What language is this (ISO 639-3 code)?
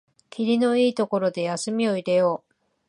jpn